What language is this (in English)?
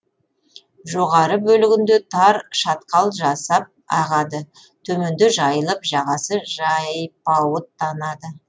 Kazakh